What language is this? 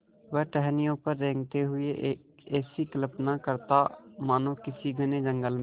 Hindi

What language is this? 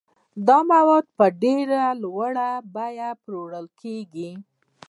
Pashto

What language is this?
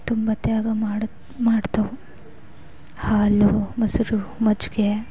Kannada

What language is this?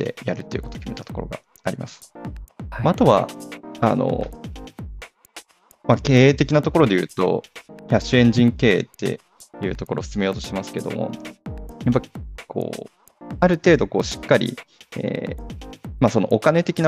Japanese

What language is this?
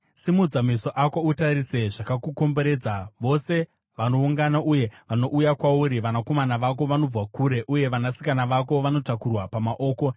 Shona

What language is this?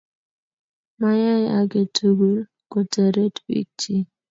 Kalenjin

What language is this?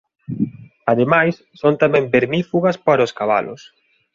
Galician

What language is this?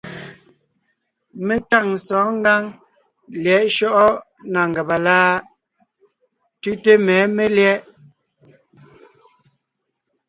Ngiemboon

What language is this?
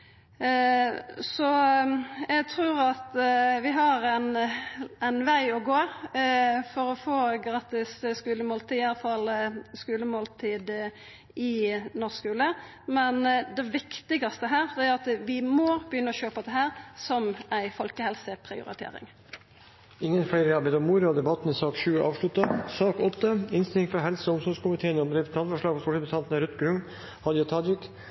Norwegian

